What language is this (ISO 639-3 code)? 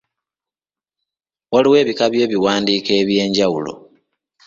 lug